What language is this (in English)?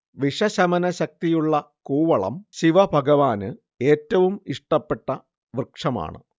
Malayalam